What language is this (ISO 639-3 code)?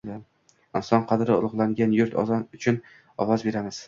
uzb